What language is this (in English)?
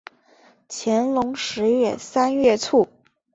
Chinese